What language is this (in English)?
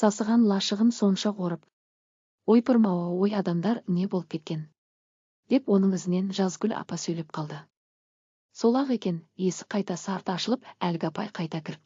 Turkish